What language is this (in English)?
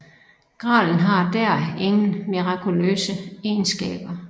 Danish